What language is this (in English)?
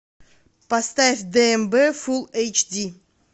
Russian